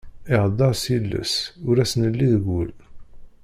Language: Kabyle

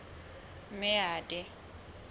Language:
Southern Sotho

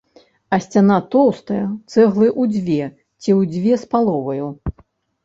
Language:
Belarusian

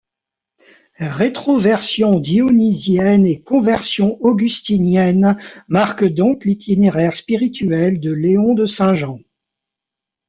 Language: French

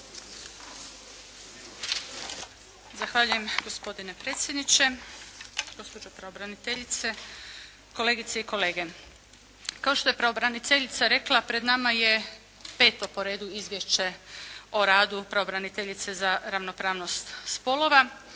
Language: Croatian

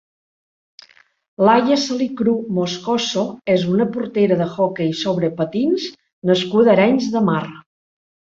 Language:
Catalan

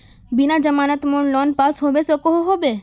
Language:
Magahi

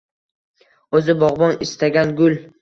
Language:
Uzbek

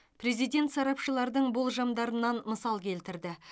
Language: Kazakh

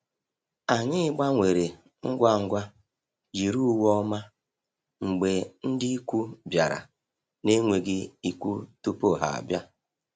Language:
Igbo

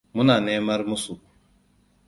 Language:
Hausa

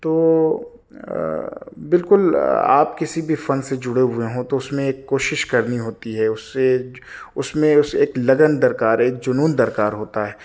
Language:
Urdu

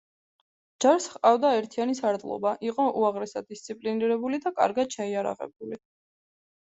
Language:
Georgian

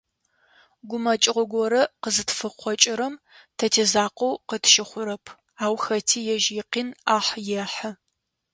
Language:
Adyghe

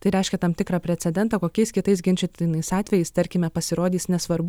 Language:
Lithuanian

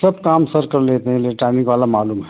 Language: Hindi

